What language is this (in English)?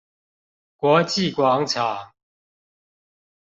Chinese